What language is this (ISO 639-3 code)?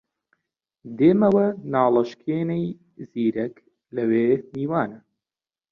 ckb